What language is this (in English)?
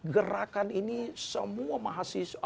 Indonesian